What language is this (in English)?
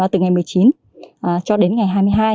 Vietnamese